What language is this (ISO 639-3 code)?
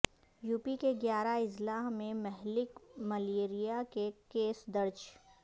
urd